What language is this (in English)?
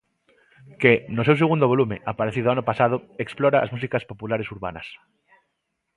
Galician